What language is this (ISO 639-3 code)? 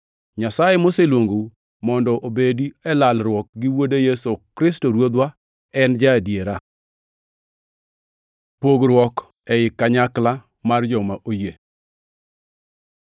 luo